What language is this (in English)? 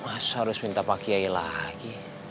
Indonesian